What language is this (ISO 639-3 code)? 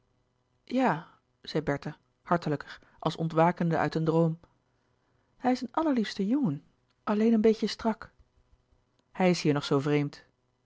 nld